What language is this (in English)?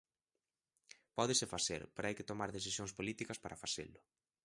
Galician